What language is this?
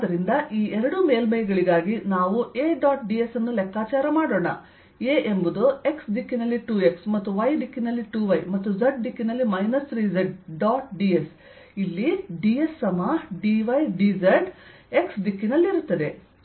Kannada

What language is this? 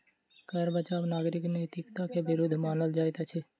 Maithili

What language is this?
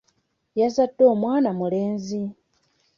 Ganda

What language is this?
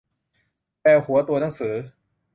Thai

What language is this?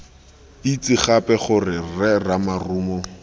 Tswana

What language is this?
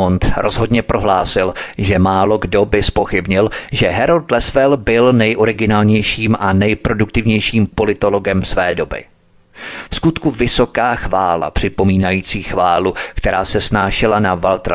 Czech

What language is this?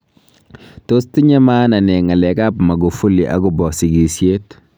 Kalenjin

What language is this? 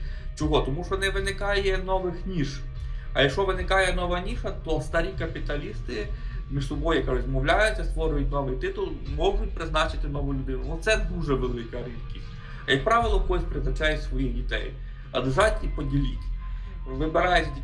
Ukrainian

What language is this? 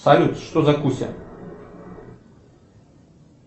Russian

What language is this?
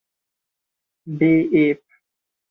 Hungarian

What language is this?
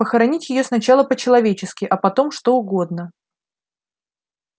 Russian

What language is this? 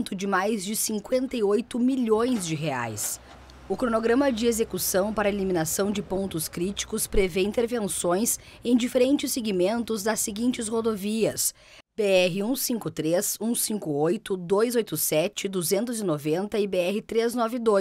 Portuguese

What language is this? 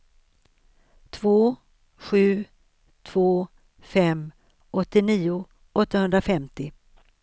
Swedish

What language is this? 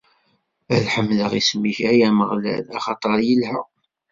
Kabyle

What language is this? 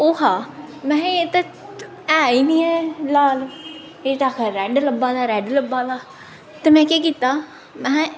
Dogri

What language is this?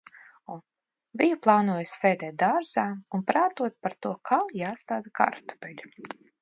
Latvian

